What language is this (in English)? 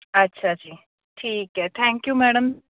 Punjabi